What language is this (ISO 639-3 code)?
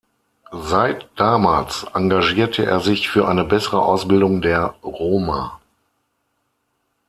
deu